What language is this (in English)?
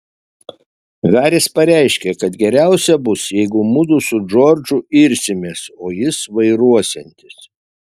Lithuanian